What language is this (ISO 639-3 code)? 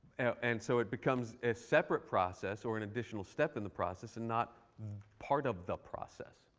eng